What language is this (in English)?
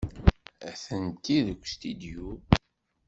Kabyle